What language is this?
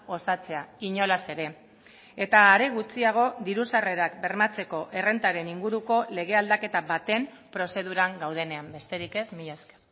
Basque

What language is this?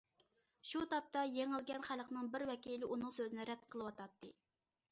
Uyghur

